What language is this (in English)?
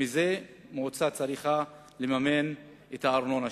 Hebrew